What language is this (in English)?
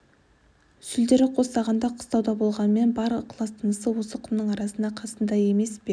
Kazakh